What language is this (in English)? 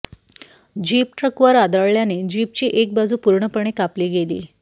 Marathi